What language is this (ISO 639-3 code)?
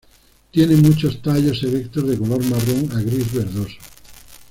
spa